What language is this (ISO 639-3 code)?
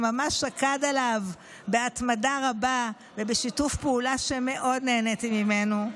heb